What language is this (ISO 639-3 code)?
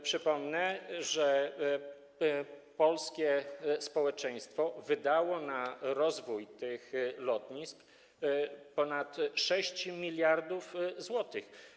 pol